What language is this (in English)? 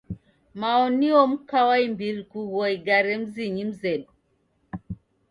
Taita